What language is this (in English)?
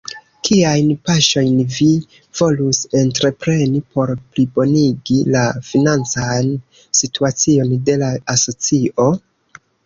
Esperanto